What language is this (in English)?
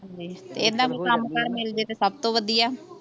Punjabi